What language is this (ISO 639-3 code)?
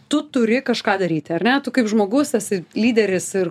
lit